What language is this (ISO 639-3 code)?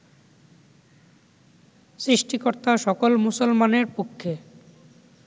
ben